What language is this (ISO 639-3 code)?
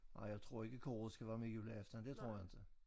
dan